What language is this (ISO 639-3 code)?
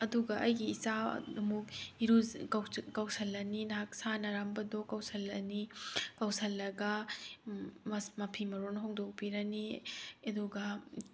mni